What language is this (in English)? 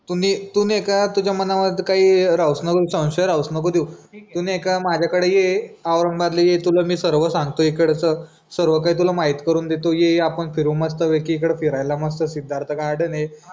Marathi